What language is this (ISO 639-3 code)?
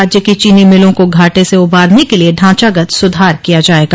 hin